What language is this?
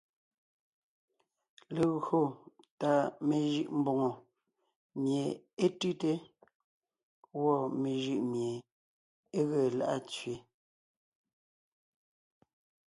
Ngiemboon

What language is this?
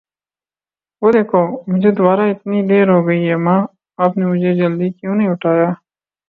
Urdu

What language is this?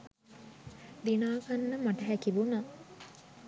Sinhala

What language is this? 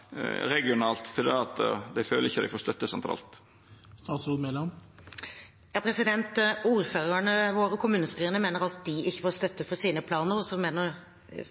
Norwegian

